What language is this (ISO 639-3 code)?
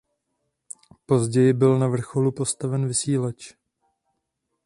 ces